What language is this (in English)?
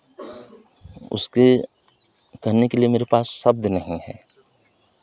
Hindi